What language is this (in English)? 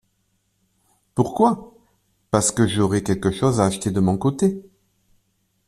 French